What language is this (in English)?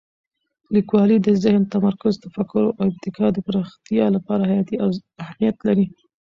Pashto